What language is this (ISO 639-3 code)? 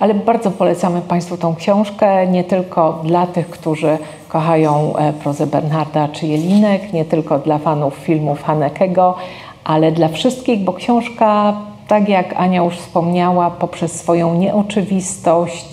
pol